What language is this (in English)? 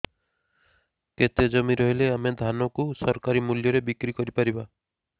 Odia